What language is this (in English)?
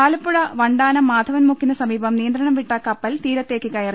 Malayalam